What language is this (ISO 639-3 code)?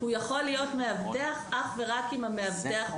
heb